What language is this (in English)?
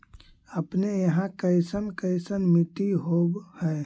Magahi